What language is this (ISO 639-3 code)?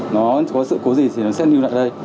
vie